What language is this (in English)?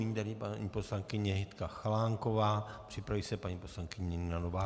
Czech